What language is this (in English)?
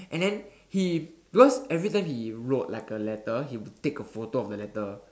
English